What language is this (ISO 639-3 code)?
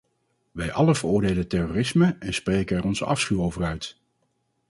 nld